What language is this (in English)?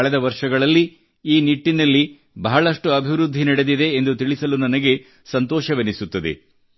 Kannada